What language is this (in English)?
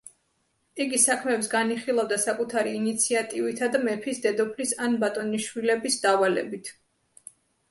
Georgian